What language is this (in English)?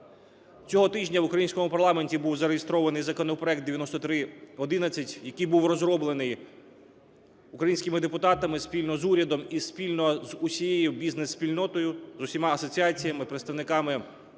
Ukrainian